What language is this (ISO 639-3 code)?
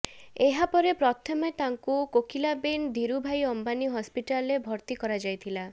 ori